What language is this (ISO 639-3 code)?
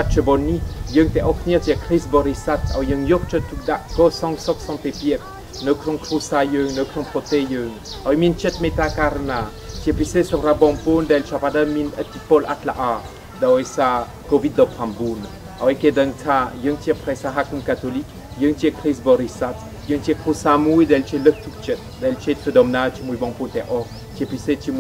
tha